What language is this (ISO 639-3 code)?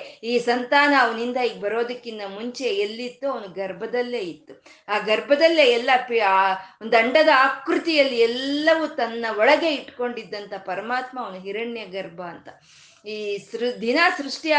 kan